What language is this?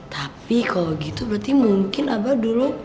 Indonesian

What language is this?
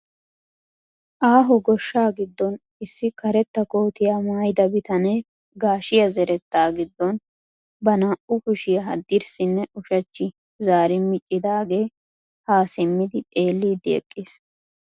Wolaytta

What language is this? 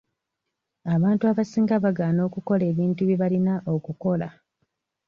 Ganda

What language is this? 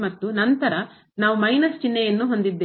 Kannada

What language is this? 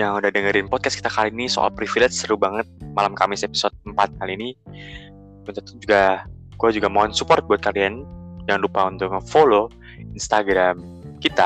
Indonesian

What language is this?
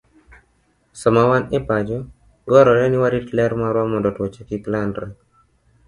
Luo (Kenya and Tanzania)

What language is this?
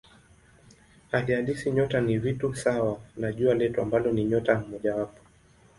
Swahili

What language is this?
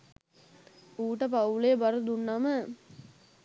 Sinhala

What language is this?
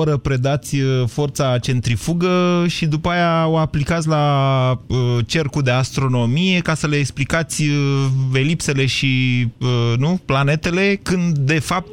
Romanian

